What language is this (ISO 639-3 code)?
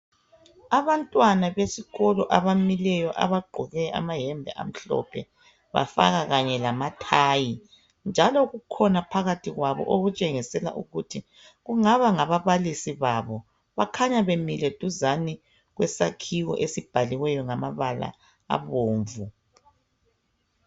nde